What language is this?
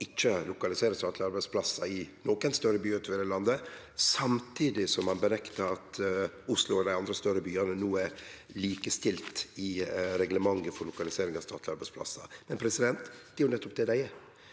Norwegian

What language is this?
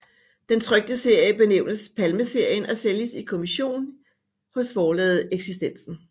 Danish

